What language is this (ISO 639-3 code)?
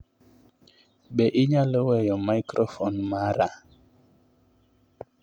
luo